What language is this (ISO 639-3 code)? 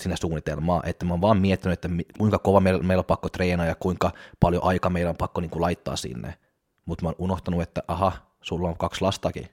fin